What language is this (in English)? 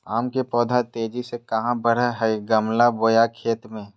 Magahi